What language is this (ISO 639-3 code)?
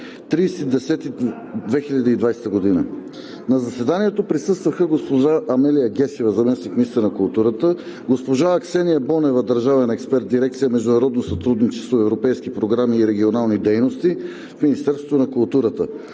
bul